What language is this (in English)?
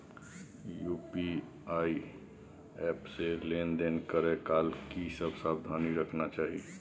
Maithili